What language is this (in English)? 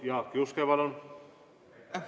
Estonian